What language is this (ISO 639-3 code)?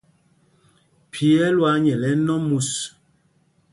mgg